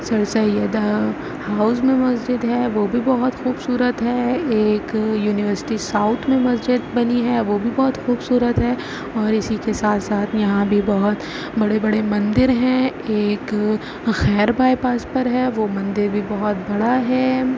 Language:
Urdu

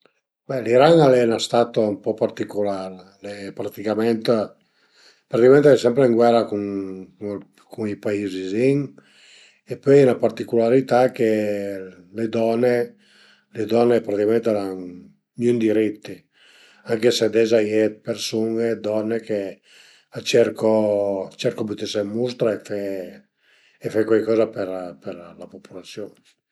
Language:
Piedmontese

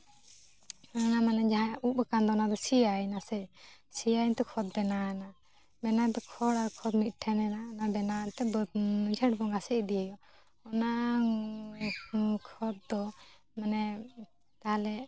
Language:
Santali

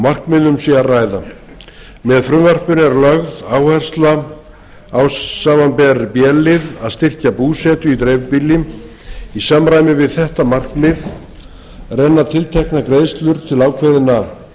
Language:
Icelandic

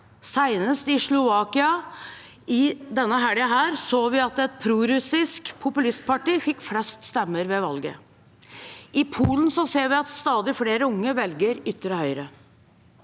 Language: Norwegian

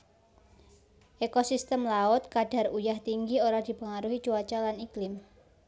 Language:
Javanese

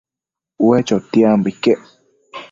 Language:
Matsés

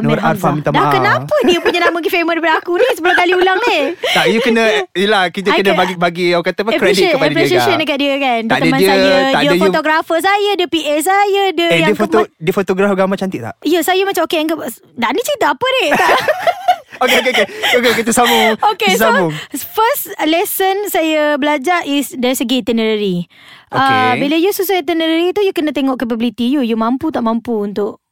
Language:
Malay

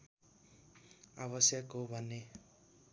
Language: Nepali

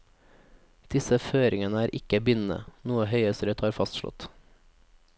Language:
Norwegian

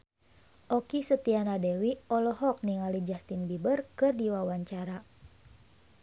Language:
Sundanese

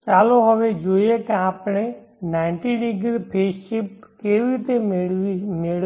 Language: Gujarati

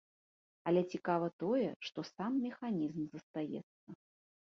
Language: Belarusian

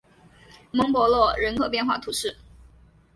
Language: Chinese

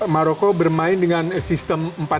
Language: Indonesian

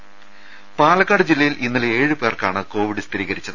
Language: Malayalam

